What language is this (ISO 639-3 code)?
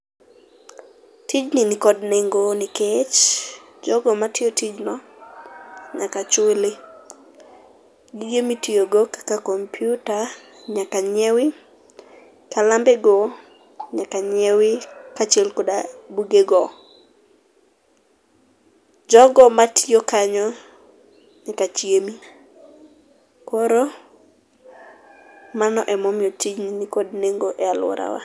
luo